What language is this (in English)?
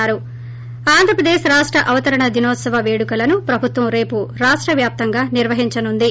Telugu